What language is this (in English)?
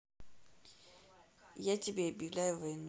Russian